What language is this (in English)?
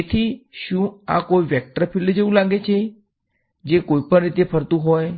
Gujarati